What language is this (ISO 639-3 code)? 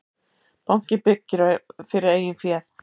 isl